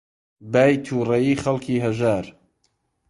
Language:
Central Kurdish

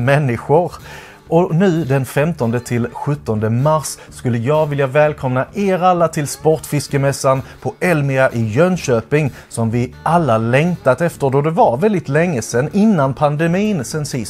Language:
Swedish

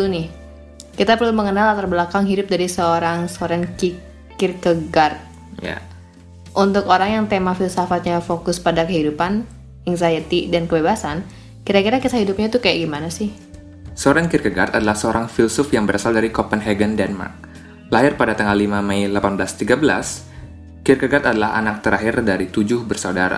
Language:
Indonesian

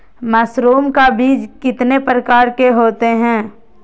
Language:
Magahi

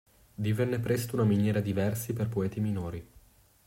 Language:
Italian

